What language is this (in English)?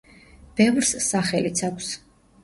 Georgian